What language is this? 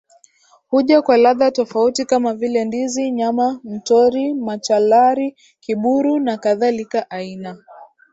Swahili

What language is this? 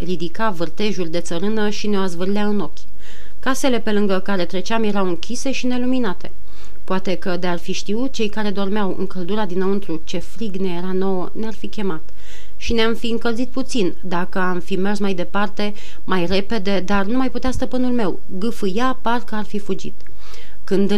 Romanian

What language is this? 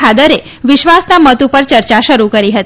Gujarati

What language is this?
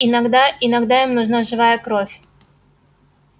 Russian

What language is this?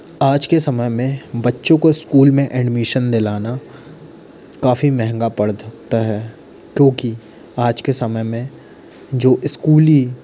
Hindi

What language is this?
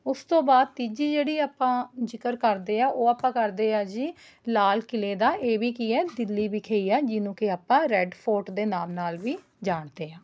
Punjabi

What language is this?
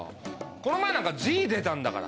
Japanese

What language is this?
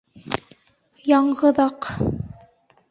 Bashkir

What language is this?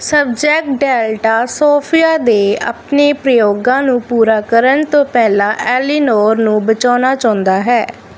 Punjabi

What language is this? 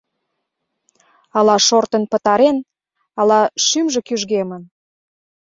Mari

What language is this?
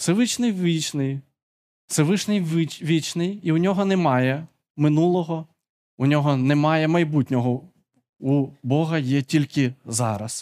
Ukrainian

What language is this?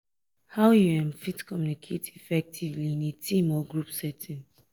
Nigerian Pidgin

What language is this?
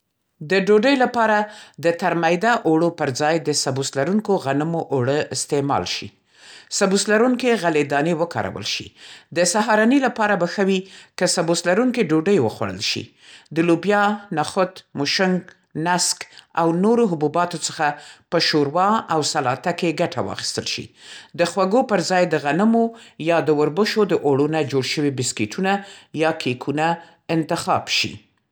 Central Pashto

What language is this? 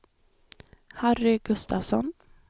Swedish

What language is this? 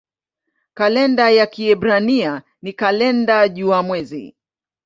Swahili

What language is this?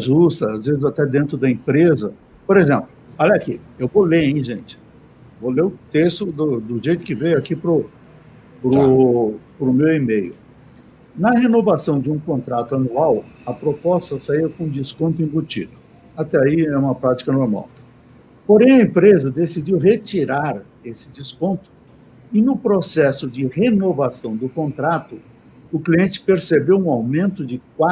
Portuguese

